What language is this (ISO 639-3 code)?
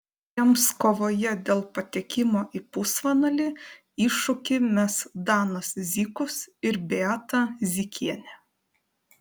lit